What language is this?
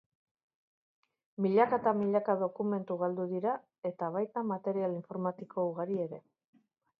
Basque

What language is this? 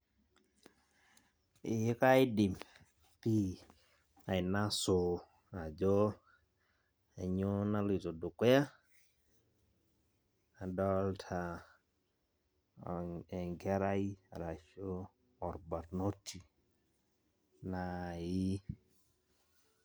Masai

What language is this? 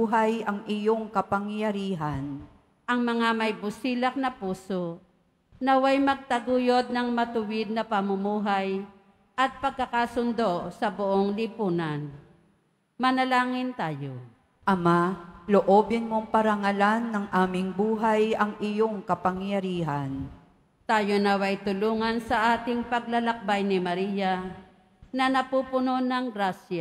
Filipino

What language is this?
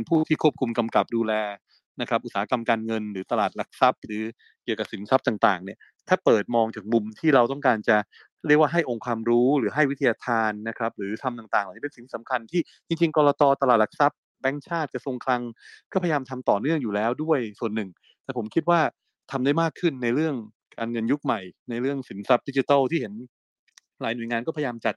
Thai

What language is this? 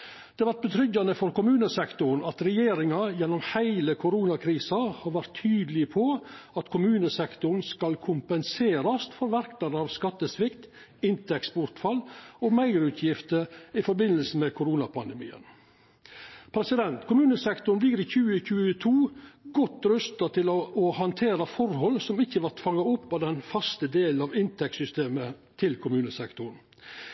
Norwegian Nynorsk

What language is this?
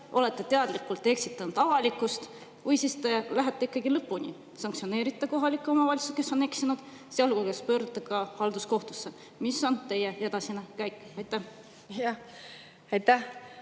Estonian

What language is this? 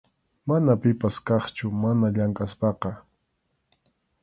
Arequipa-La Unión Quechua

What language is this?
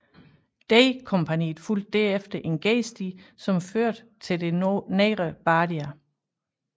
Danish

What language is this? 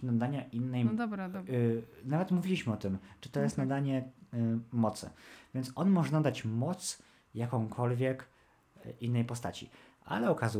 Polish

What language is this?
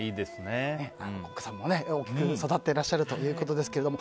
Japanese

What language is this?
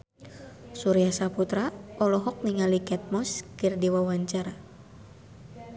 Sundanese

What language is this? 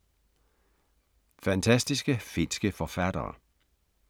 Danish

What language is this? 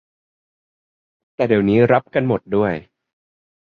Thai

